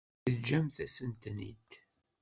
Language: Kabyle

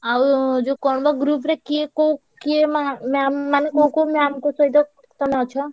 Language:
Odia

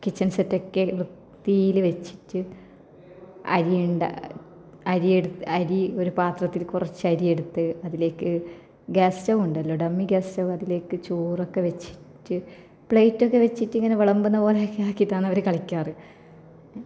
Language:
Malayalam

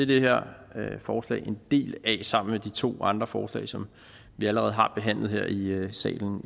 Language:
Danish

